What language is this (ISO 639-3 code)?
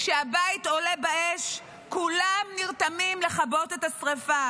heb